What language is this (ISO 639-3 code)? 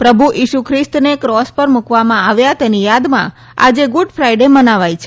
guj